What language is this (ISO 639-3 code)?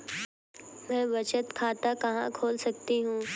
hin